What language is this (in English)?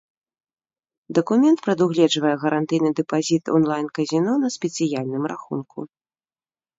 Belarusian